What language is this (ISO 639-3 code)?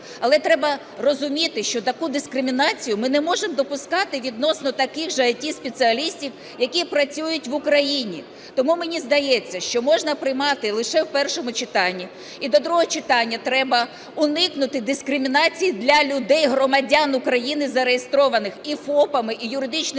ukr